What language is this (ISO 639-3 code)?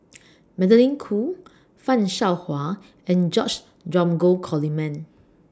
eng